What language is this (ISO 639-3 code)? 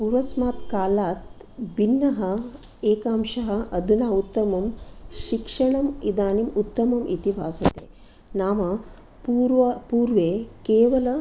san